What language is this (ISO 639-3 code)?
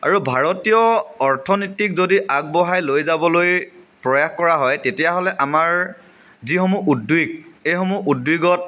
asm